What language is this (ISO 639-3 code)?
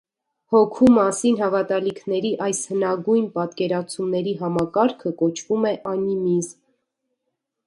hye